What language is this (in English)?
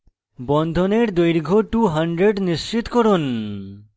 Bangla